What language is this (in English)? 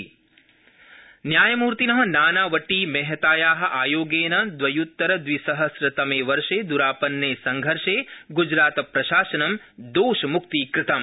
Sanskrit